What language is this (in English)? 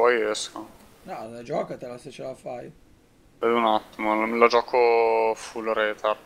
Italian